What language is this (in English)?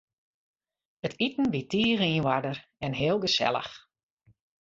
Western Frisian